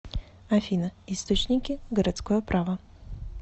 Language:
Russian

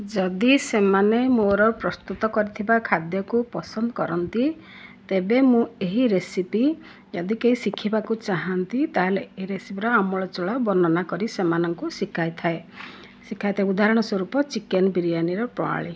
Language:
Odia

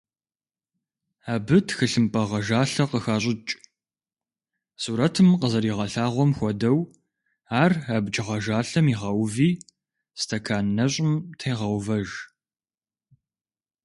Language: Kabardian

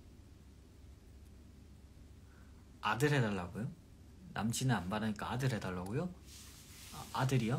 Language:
Korean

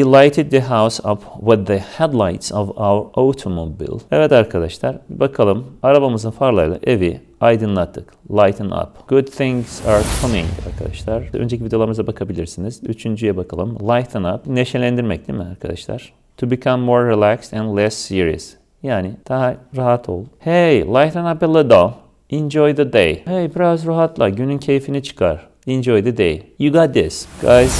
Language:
Turkish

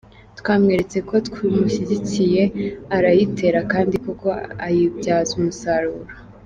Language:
Kinyarwanda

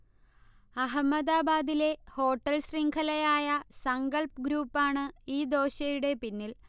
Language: Malayalam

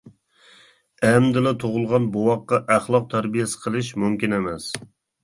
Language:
Uyghur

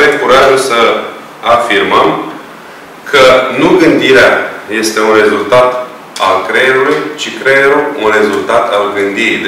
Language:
Romanian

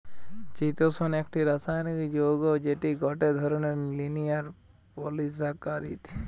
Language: Bangla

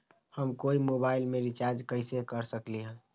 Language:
Magahi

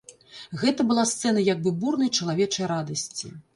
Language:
Belarusian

